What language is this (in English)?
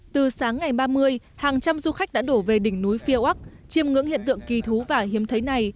Vietnamese